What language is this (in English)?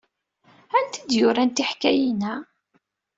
Kabyle